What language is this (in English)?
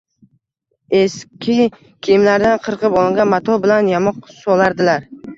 Uzbek